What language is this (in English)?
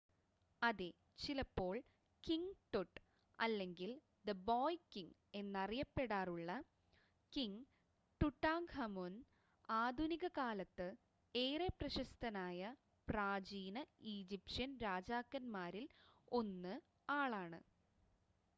Malayalam